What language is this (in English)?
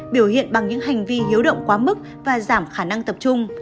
Vietnamese